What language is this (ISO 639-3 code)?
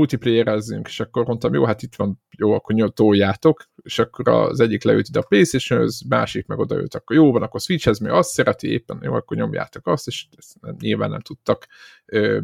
hun